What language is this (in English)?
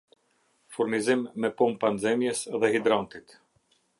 Albanian